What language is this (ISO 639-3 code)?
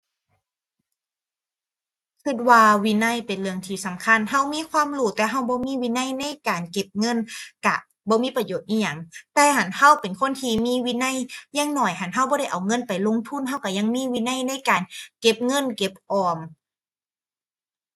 tha